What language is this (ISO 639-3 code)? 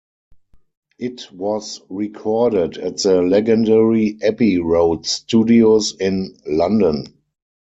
eng